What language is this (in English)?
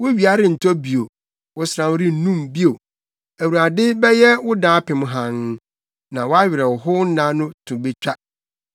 Akan